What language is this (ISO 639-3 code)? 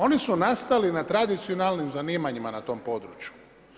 hrv